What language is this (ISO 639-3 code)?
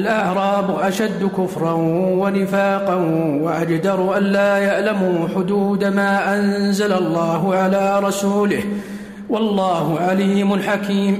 ara